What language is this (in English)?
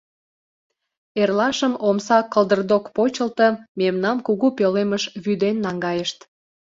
Mari